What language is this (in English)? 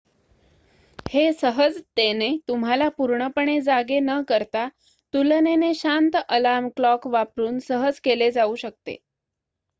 Marathi